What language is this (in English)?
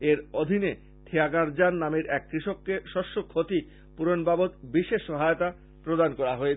Bangla